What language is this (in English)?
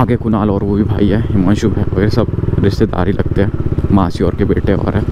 Hindi